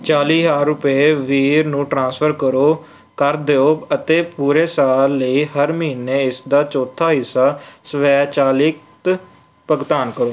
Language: Punjabi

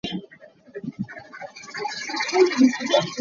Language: Hakha Chin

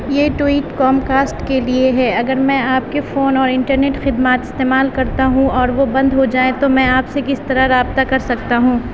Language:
Urdu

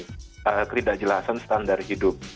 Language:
Indonesian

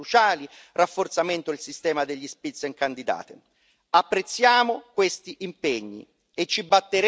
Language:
Italian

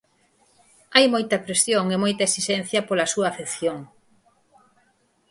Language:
Galician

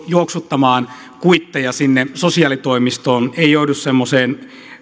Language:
Finnish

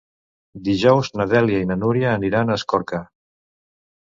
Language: Catalan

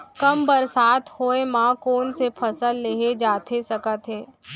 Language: Chhattisgarhi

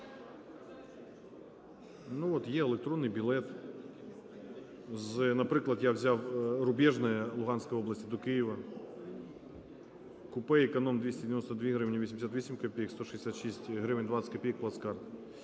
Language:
Ukrainian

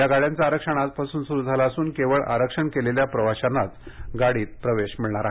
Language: Marathi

